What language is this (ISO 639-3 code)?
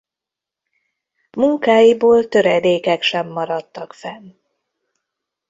hun